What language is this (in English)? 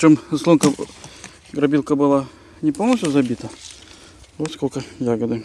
Russian